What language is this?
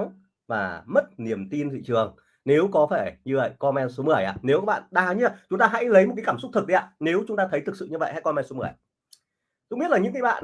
Vietnamese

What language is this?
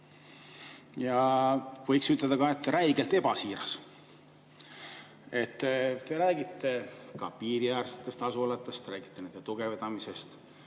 Estonian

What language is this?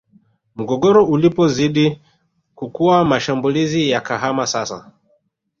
Swahili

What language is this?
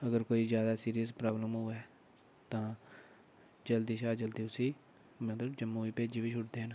Dogri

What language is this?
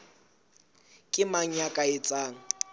Southern Sotho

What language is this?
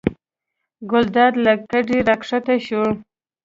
Pashto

